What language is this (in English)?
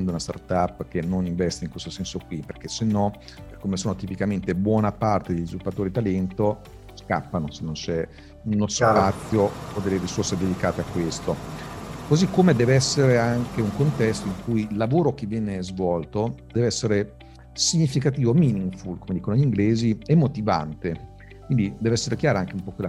Italian